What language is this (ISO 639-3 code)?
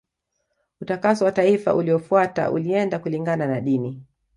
swa